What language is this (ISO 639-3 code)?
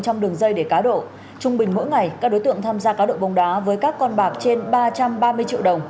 vie